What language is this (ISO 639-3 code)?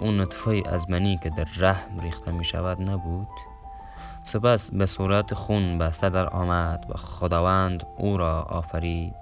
fas